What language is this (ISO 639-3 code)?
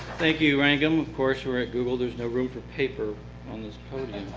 eng